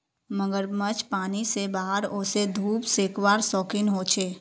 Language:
Magahi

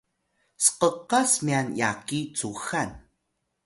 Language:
Atayal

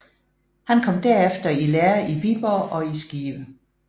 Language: Danish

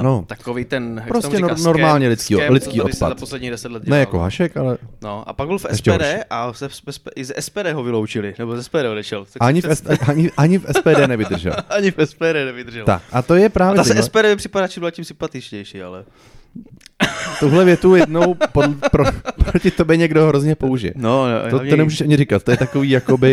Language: Czech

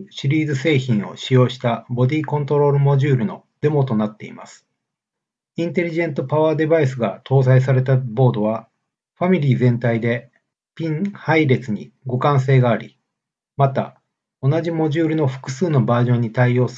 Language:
Japanese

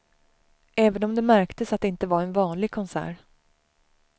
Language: Swedish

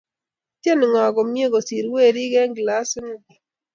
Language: Kalenjin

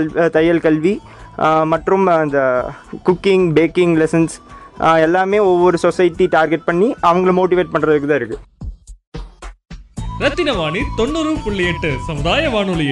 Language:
Tamil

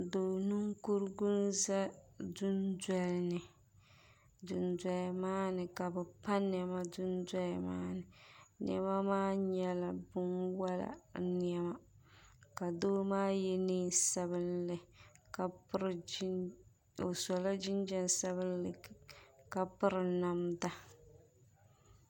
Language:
Dagbani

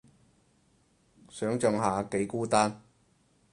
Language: Cantonese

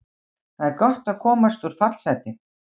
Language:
Icelandic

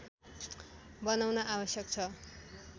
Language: Nepali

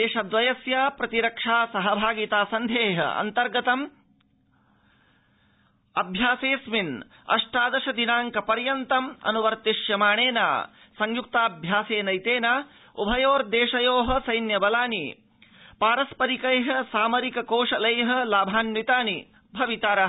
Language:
Sanskrit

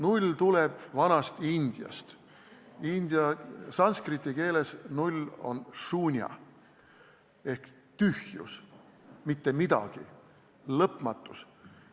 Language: Estonian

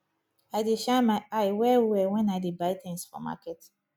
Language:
Nigerian Pidgin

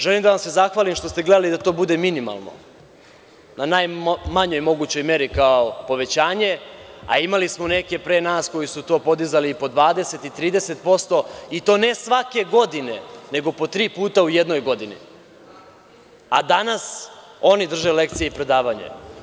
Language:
Serbian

